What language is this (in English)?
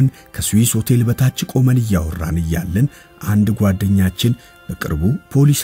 Arabic